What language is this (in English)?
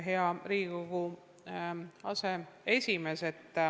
Estonian